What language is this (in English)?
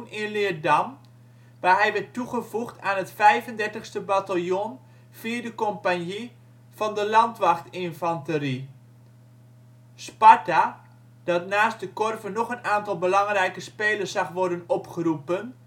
Dutch